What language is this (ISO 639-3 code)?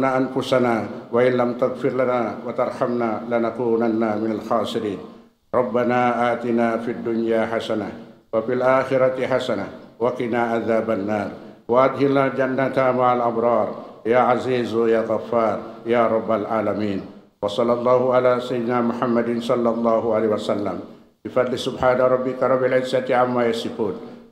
ind